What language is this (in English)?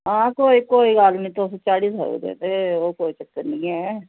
Dogri